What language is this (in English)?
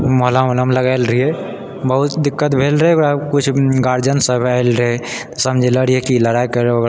Maithili